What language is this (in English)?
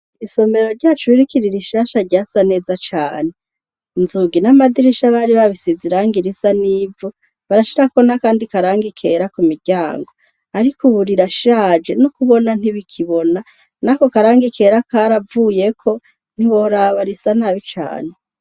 Rundi